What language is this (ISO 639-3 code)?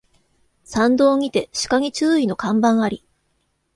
jpn